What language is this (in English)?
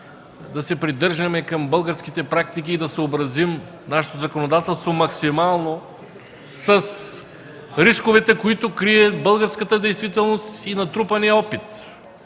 Bulgarian